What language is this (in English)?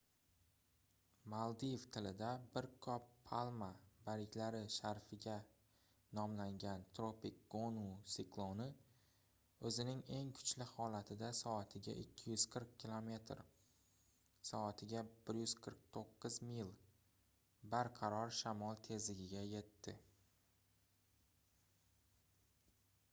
Uzbek